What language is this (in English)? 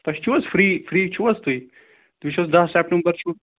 Kashmiri